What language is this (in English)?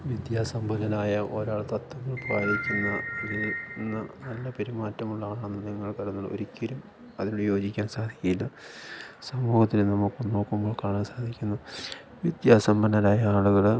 Malayalam